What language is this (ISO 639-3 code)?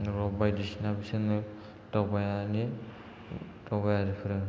brx